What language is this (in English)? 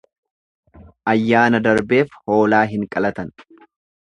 Oromo